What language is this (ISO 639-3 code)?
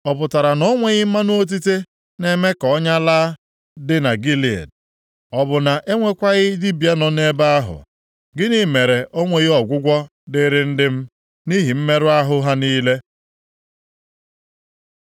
ibo